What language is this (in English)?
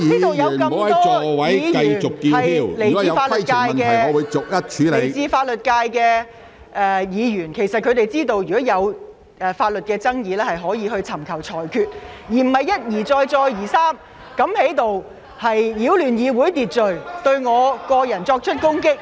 Cantonese